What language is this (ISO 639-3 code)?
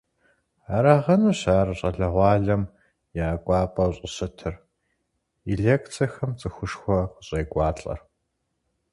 kbd